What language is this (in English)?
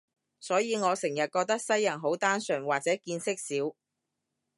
Cantonese